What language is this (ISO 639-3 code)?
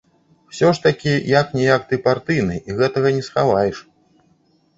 bel